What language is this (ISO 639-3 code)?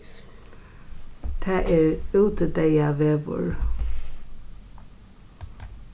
fao